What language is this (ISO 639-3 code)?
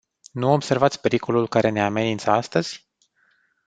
ron